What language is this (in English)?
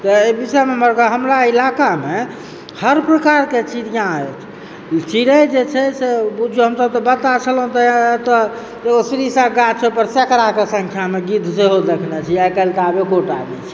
Maithili